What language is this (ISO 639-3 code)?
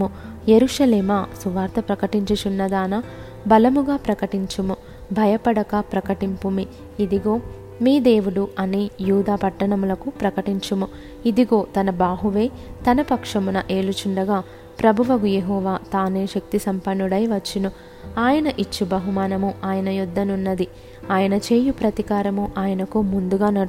tel